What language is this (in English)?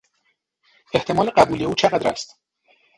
Persian